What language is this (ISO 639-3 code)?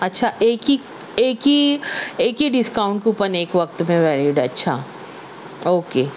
urd